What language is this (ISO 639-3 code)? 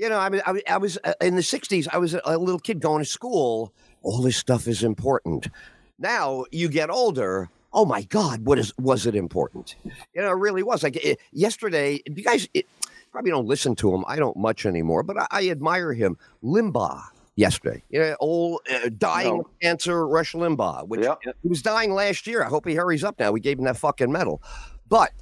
eng